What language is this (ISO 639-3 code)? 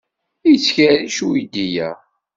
kab